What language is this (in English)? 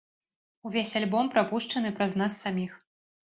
Belarusian